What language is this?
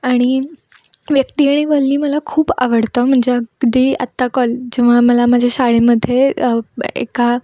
Marathi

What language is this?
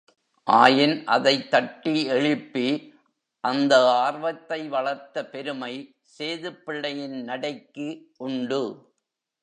Tamil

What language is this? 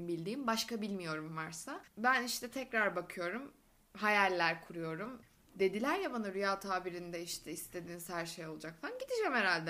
Turkish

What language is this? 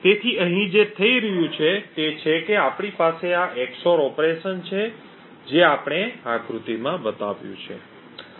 Gujarati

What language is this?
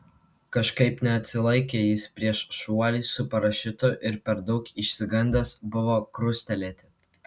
Lithuanian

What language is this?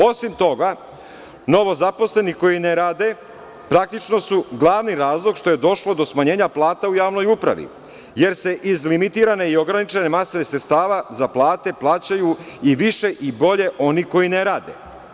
Serbian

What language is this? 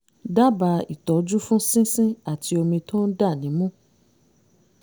Yoruba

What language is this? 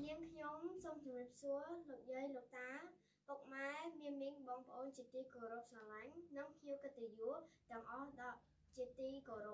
English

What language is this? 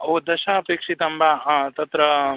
Sanskrit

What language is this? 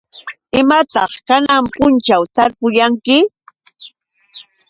Yauyos Quechua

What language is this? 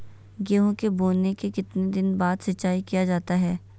Magahi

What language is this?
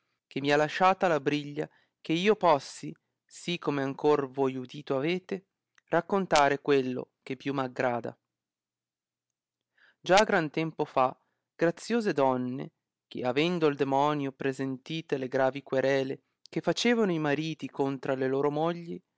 Italian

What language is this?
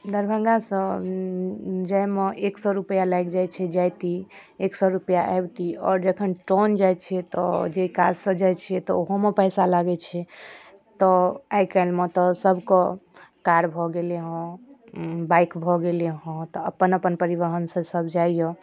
Maithili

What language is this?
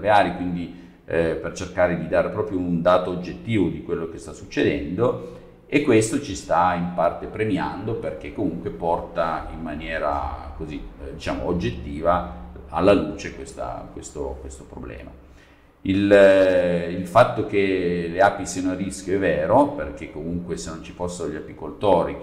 Italian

